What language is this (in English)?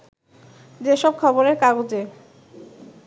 Bangla